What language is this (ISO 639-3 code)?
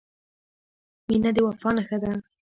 pus